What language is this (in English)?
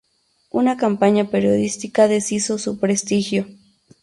Spanish